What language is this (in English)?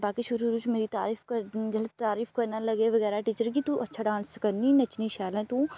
Dogri